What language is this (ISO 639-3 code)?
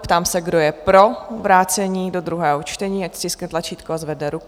ces